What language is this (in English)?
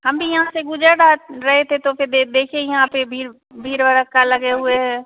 Hindi